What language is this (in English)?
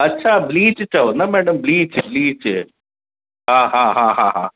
Sindhi